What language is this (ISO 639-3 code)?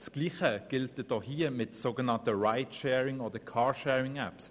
gsw